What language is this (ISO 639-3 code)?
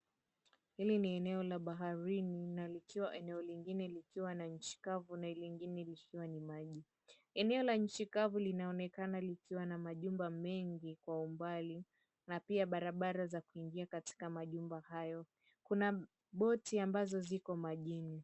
swa